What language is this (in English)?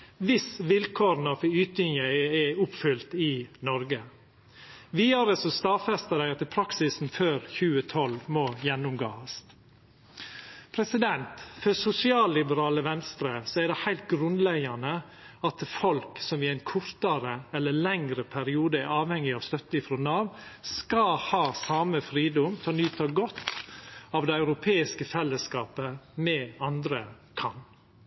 Norwegian Nynorsk